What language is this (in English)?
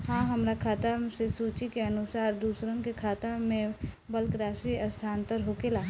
Bhojpuri